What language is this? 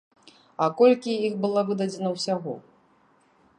Belarusian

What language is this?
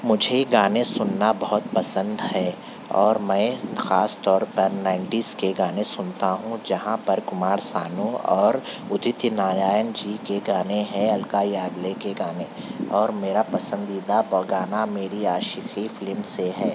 Urdu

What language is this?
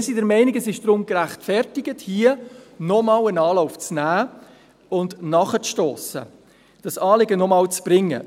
Swiss German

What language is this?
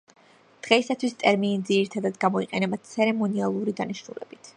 Georgian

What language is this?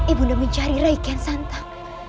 Indonesian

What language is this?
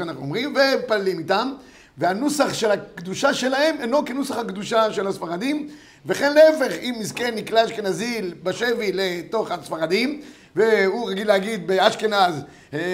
Hebrew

